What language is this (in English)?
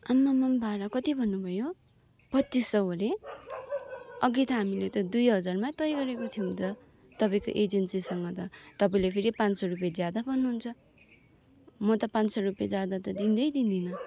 Nepali